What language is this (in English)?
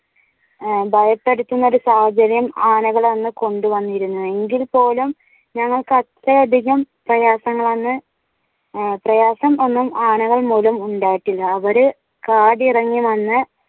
Malayalam